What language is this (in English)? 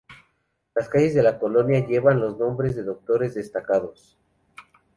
Spanish